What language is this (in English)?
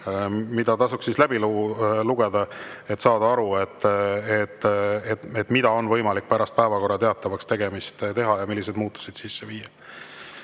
Estonian